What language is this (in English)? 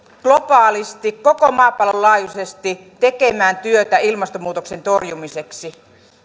Finnish